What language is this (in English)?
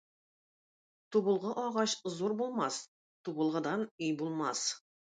Tatar